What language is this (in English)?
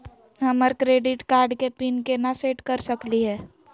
Magahi